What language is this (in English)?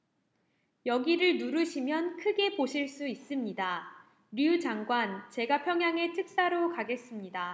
Korean